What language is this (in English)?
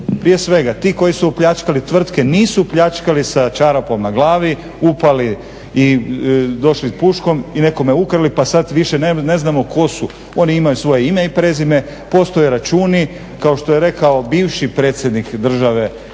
Croatian